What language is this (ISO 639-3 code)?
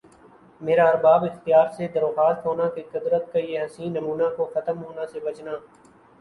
urd